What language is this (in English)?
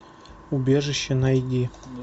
Russian